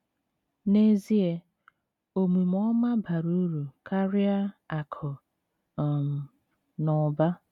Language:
Igbo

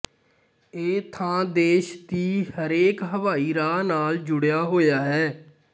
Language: Punjabi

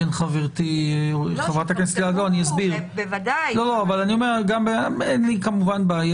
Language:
Hebrew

